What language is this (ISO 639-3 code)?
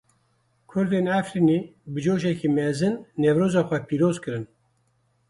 kur